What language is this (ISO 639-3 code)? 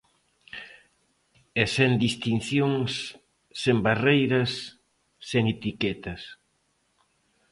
glg